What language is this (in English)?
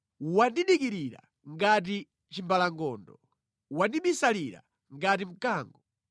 Nyanja